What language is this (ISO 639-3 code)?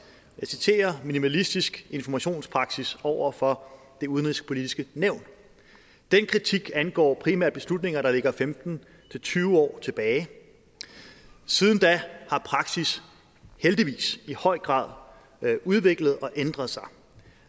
dan